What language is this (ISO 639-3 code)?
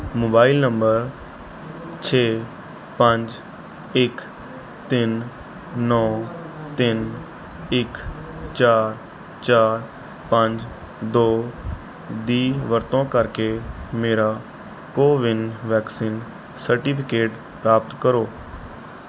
pan